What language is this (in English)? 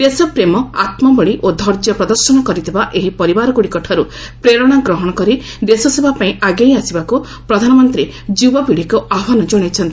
Odia